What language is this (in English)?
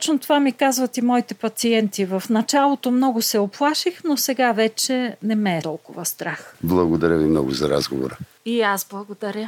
Bulgarian